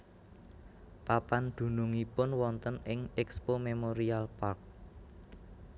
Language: Javanese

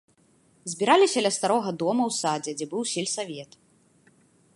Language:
Belarusian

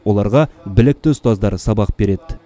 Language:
Kazakh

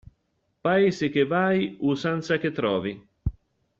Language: Italian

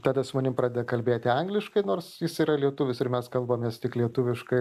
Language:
Lithuanian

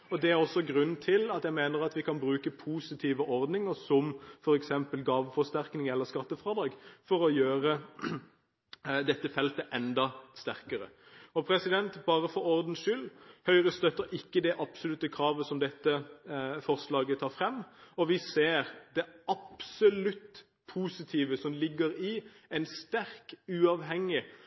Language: Norwegian Bokmål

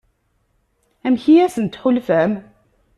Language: Kabyle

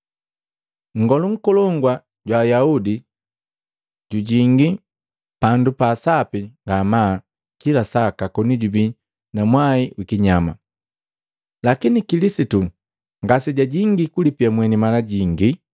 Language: Matengo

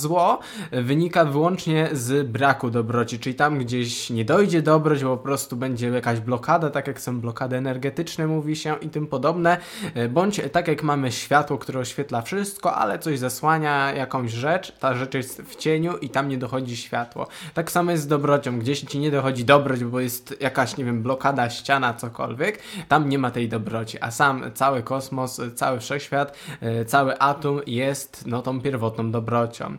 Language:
Polish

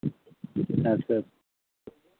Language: Santali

